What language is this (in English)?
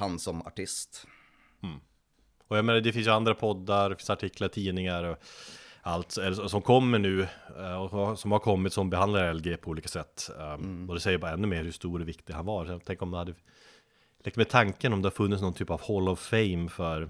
Swedish